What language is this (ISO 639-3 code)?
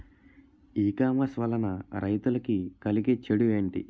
tel